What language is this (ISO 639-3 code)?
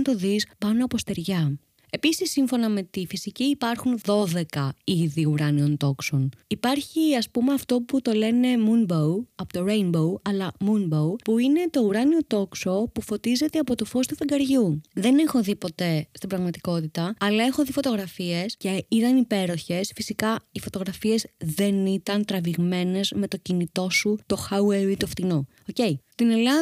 ell